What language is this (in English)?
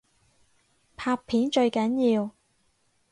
Cantonese